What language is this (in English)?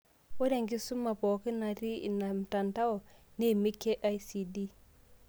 Masai